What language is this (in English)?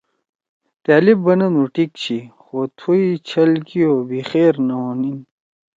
Torwali